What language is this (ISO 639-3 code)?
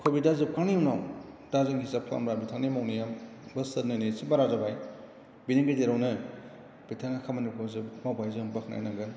brx